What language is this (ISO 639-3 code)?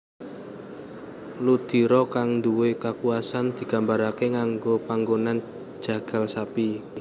jav